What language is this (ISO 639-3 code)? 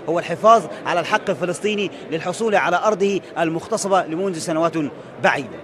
ara